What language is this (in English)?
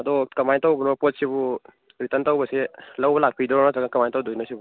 Manipuri